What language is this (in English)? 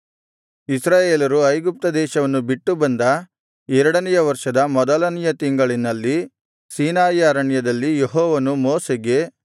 Kannada